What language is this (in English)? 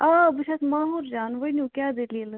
Kashmiri